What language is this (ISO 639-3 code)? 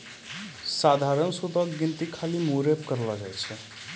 mai